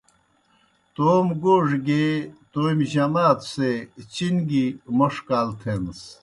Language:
Kohistani Shina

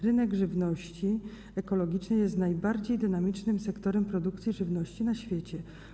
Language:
Polish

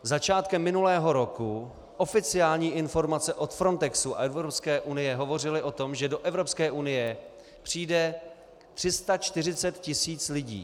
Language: Czech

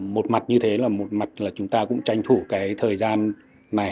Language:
Vietnamese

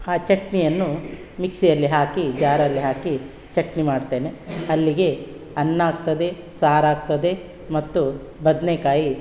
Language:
Kannada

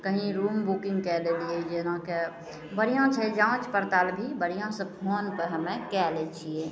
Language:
Maithili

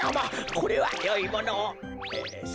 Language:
Japanese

